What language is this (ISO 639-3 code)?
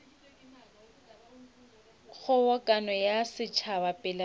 nso